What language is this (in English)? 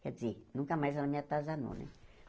Portuguese